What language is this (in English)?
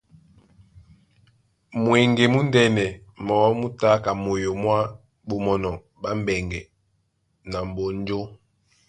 Duala